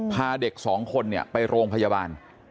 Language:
Thai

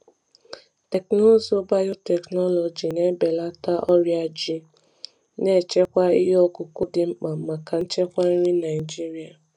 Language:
Igbo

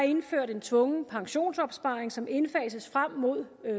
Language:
Danish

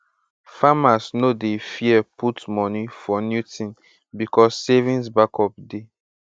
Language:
Nigerian Pidgin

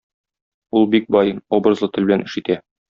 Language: Tatar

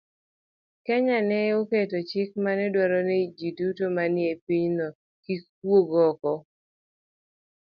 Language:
Luo (Kenya and Tanzania)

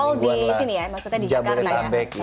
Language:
Indonesian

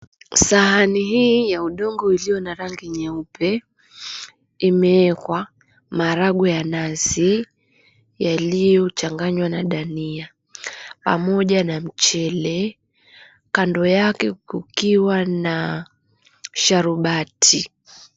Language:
Swahili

